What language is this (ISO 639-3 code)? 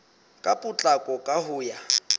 sot